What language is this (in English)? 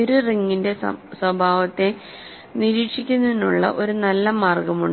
Malayalam